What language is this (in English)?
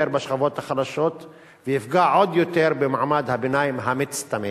Hebrew